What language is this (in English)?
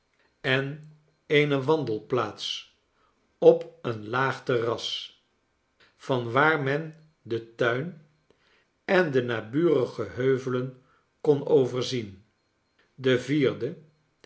Dutch